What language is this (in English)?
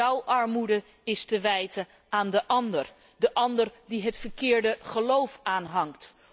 Dutch